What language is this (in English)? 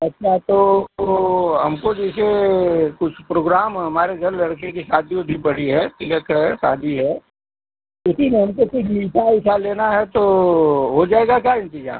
Hindi